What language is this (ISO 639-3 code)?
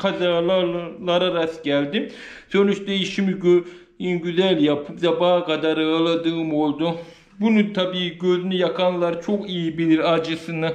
tur